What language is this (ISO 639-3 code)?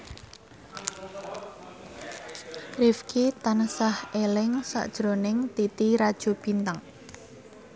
jav